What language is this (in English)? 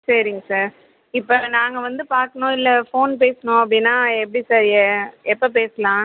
Tamil